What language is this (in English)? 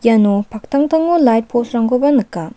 Garo